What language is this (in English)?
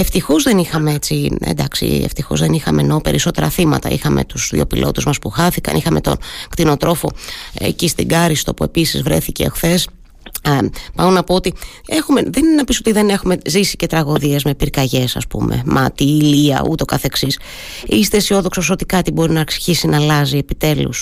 Greek